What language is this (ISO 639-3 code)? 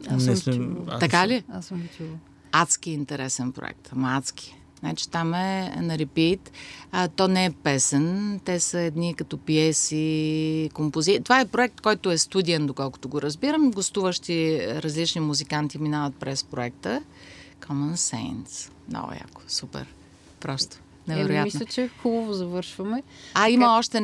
bul